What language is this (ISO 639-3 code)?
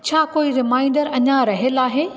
snd